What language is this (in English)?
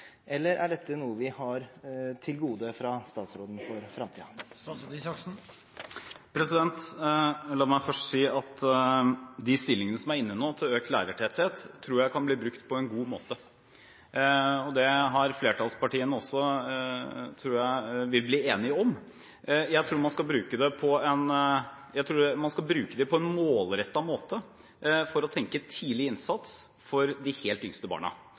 Norwegian Bokmål